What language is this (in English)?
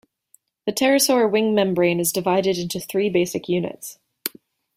English